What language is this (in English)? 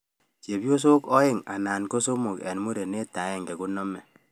Kalenjin